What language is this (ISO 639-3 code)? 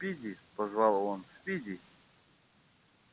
rus